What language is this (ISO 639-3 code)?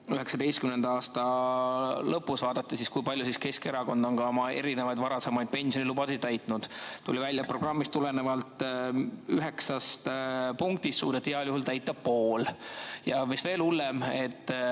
est